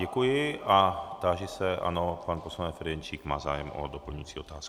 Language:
Czech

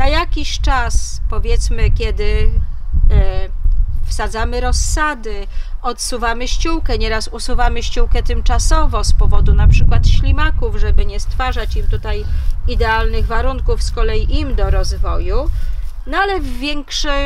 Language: Polish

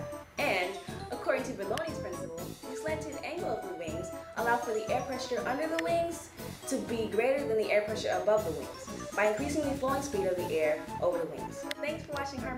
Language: English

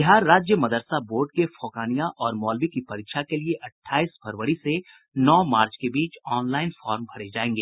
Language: Hindi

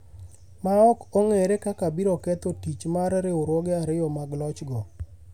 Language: Luo (Kenya and Tanzania)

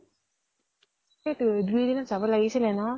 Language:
Assamese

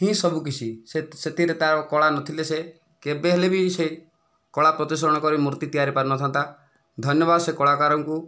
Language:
Odia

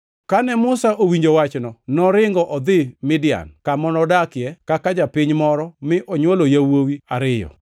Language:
Luo (Kenya and Tanzania)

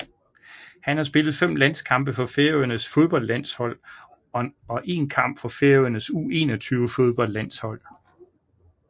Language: Danish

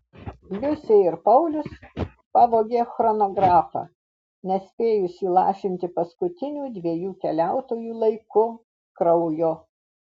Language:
Lithuanian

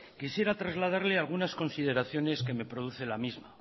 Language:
Spanish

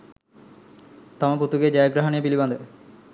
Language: Sinhala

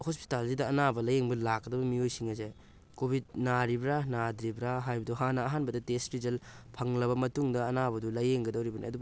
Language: Manipuri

